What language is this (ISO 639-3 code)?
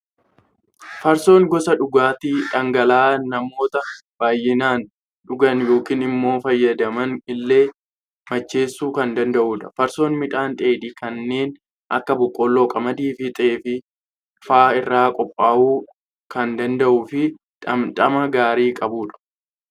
orm